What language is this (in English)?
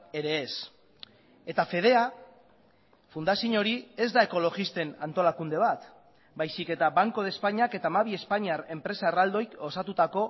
Basque